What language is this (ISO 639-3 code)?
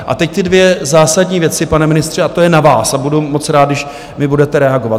ces